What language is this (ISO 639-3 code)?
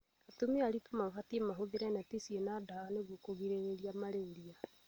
kik